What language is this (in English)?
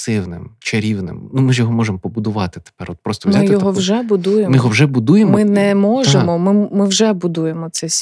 Ukrainian